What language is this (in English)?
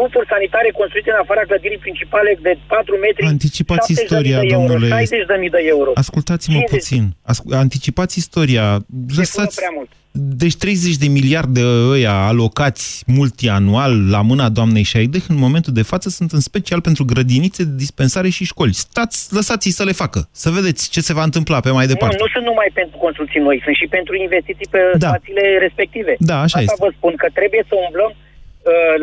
Romanian